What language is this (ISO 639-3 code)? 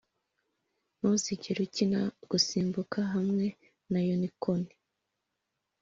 kin